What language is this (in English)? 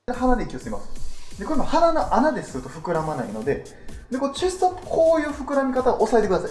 Japanese